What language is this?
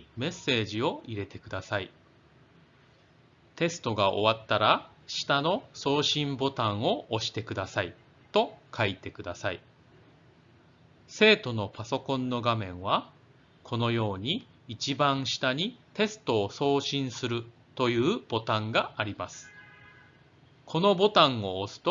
Japanese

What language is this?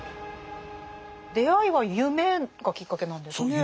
Japanese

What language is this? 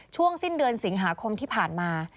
Thai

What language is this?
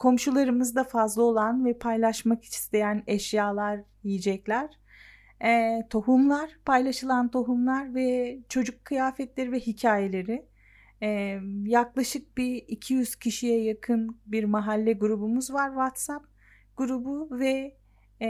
Turkish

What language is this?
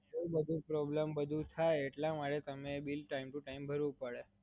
Gujarati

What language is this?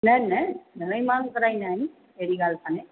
Sindhi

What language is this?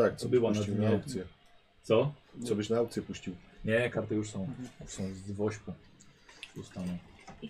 Polish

